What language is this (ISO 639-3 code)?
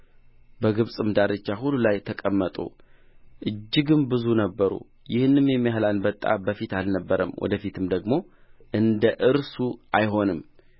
amh